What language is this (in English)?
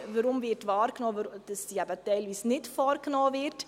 Swiss German